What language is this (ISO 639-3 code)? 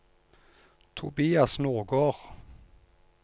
nor